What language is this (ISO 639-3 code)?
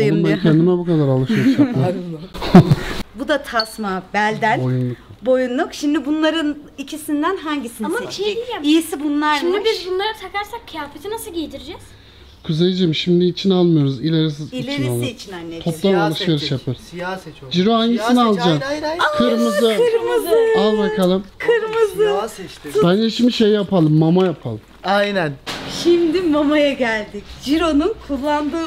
tur